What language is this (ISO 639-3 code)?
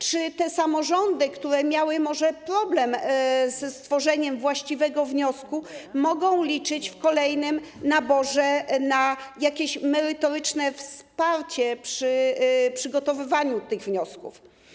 pol